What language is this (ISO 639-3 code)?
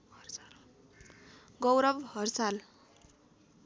nep